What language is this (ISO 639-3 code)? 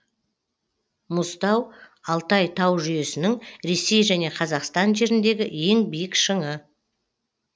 kaz